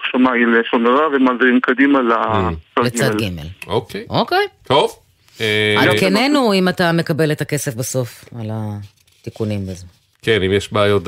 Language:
Hebrew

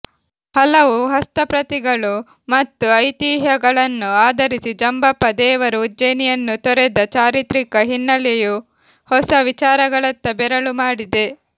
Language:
Kannada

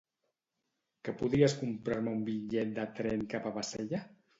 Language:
Catalan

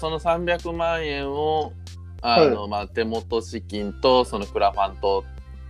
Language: Japanese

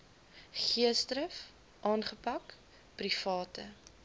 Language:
Afrikaans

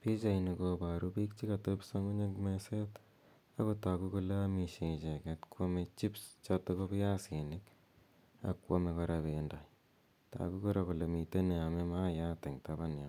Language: Kalenjin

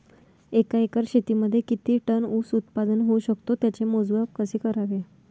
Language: Marathi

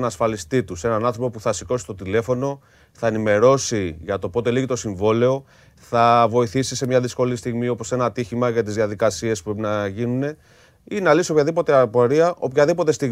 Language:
Greek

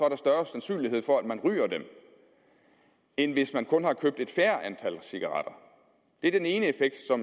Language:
Danish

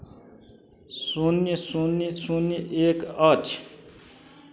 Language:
Maithili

